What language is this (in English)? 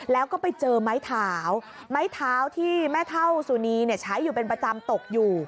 Thai